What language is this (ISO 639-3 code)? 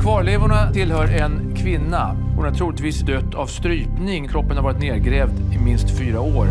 swe